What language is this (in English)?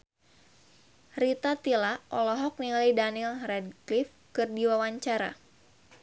Sundanese